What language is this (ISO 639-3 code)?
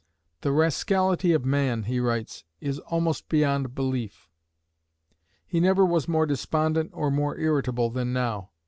eng